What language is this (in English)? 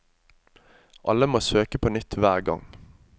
Norwegian